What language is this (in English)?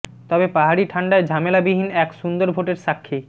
Bangla